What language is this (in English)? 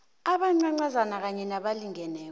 South Ndebele